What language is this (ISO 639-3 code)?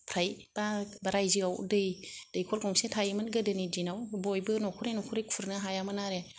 brx